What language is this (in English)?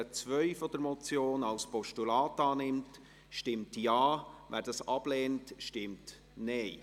Swiss German